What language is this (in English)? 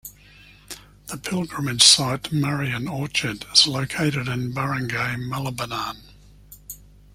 English